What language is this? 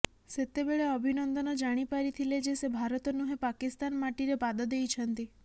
Odia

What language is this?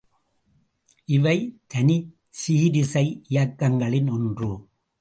Tamil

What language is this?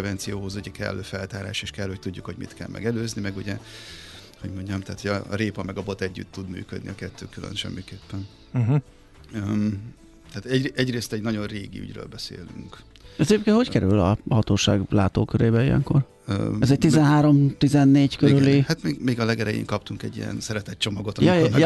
Hungarian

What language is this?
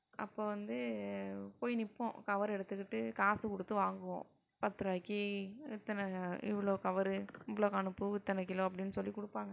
Tamil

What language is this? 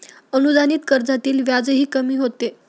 Marathi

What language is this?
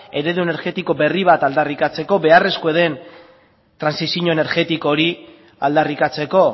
Basque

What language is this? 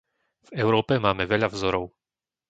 Slovak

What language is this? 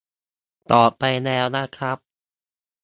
Thai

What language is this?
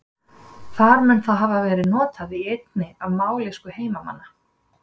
Icelandic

